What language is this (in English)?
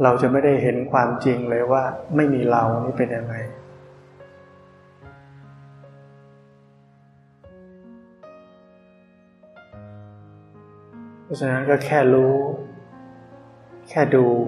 Thai